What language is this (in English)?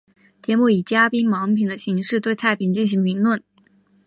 Chinese